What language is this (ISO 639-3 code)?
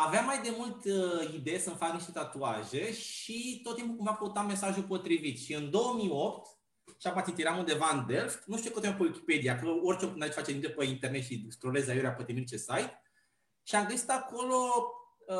ron